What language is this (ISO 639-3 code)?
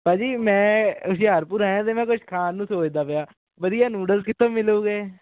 pan